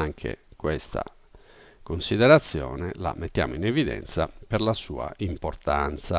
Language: Italian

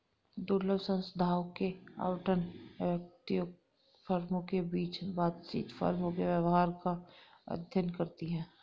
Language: Hindi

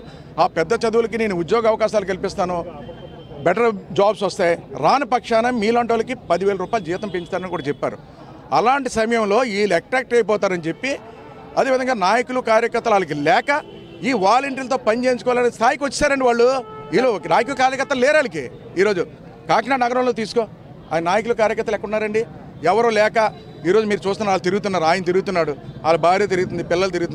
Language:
Telugu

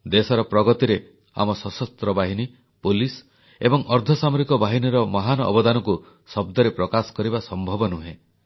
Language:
Odia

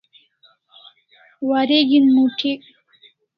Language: Kalasha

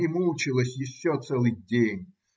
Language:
Russian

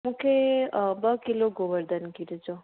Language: Sindhi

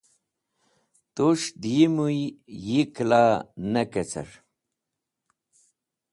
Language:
Wakhi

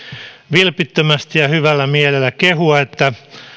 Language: Finnish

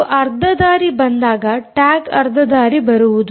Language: Kannada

